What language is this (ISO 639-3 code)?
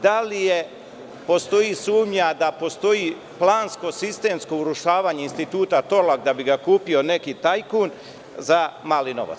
srp